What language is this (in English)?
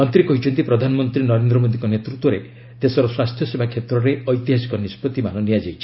Odia